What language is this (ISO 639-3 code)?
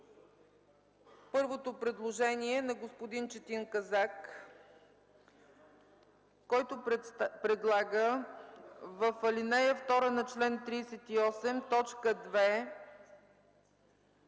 bul